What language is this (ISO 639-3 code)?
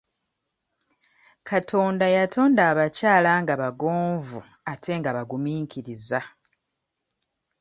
lug